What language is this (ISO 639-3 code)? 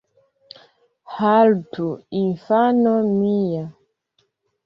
epo